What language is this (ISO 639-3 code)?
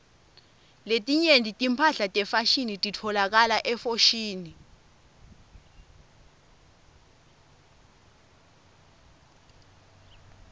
ssw